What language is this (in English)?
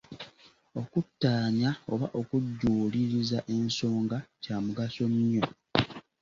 Ganda